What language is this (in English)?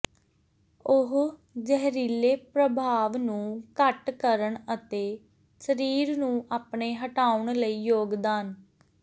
Punjabi